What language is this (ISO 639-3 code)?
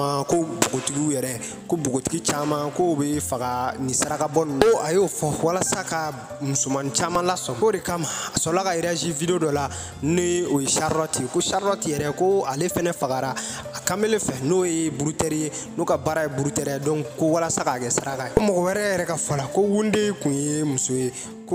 eng